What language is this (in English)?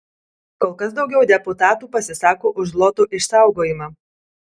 Lithuanian